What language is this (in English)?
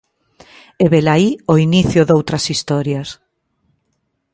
Galician